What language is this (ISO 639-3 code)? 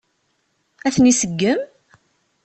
kab